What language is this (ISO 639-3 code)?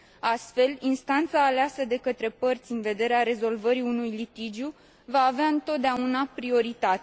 ron